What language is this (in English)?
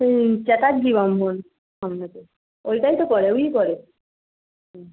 Bangla